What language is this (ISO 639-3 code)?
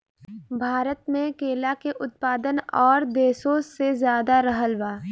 bho